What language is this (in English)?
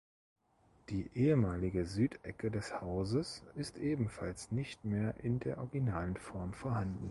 German